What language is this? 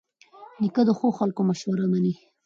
Pashto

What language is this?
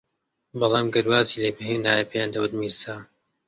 Central Kurdish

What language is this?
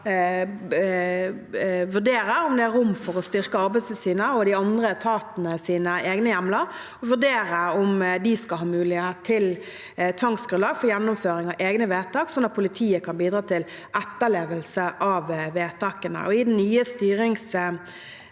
Norwegian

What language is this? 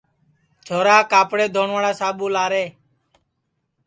Sansi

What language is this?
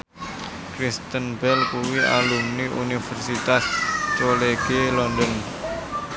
Javanese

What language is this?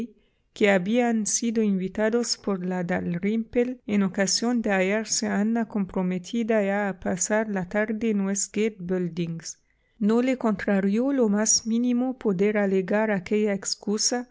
Spanish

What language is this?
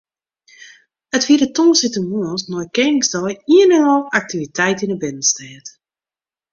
Western Frisian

